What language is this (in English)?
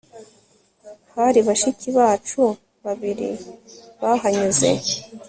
Kinyarwanda